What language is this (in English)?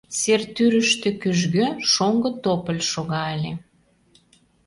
Mari